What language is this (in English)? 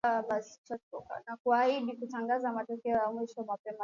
Swahili